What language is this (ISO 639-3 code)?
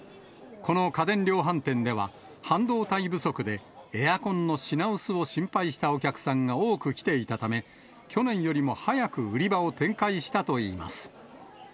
jpn